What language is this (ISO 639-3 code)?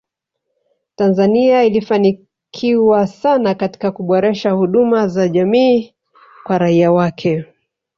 swa